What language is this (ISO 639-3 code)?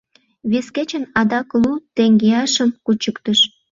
chm